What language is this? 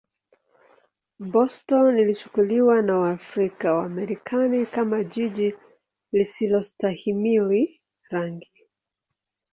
Swahili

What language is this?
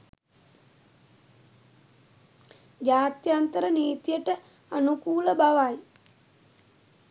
Sinhala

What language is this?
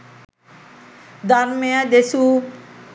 Sinhala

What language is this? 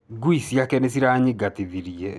Kikuyu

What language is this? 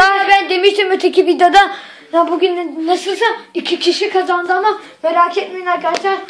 Turkish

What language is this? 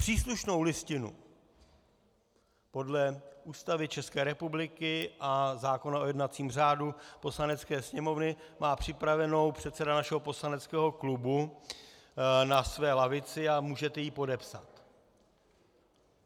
Czech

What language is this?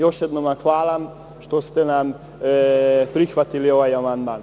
Serbian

